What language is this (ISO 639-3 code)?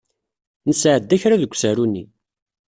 kab